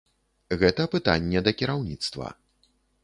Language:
Belarusian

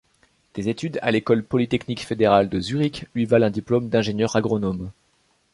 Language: French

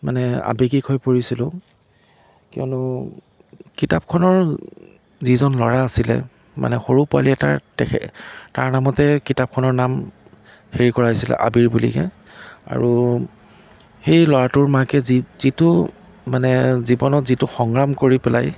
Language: Assamese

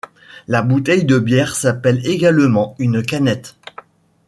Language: French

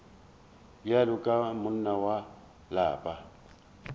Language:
Northern Sotho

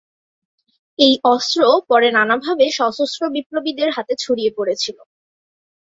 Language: Bangla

